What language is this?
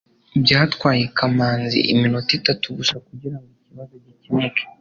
Kinyarwanda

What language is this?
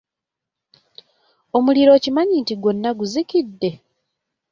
Ganda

